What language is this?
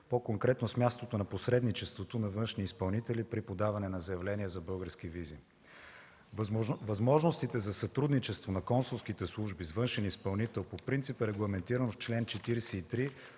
Bulgarian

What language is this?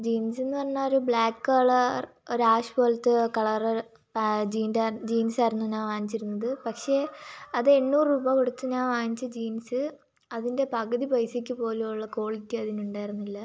Malayalam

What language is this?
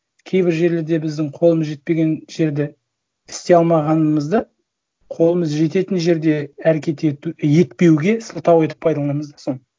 Kazakh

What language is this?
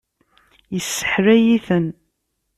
Kabyle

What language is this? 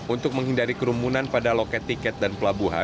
Indonesian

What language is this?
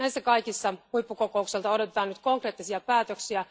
Finnish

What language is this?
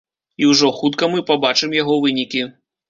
Belarusian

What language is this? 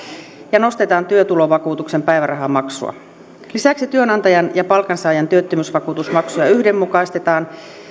Finnish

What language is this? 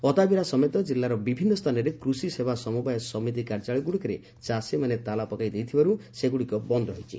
Odia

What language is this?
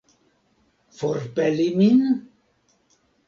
Esperanto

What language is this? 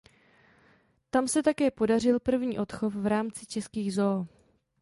Czech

